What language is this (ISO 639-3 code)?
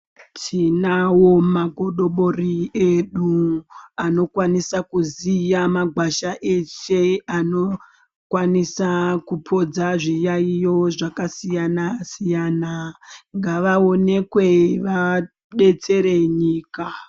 ndc